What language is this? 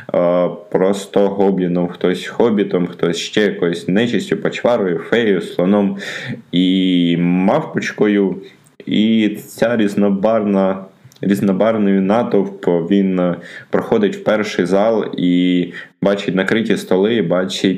Ukrainian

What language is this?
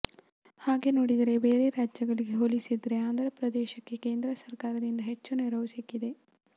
Kannada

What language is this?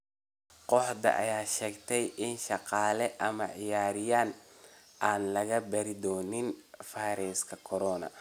Somali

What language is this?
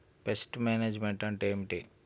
Telugu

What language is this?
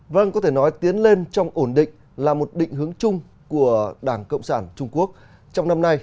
Vietnamese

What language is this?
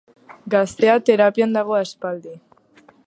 Basque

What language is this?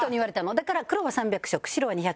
Japanese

